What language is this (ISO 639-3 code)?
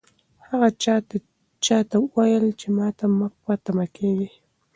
pus